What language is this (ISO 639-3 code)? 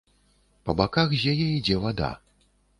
bel